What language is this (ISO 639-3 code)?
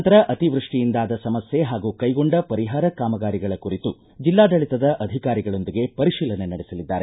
kan